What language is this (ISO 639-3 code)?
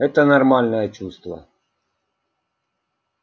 rus